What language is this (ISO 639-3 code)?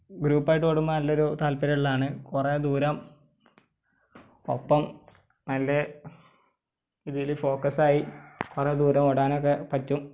mal